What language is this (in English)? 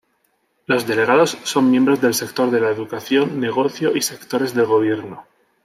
Spanish